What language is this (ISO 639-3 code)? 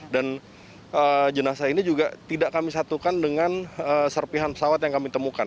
ind